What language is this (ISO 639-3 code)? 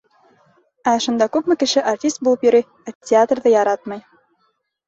bak